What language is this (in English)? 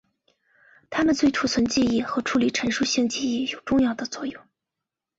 Chinese